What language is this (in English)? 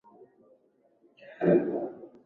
Swahili